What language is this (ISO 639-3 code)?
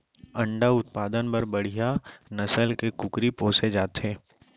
hne